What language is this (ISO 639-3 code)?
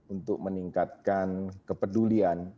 ind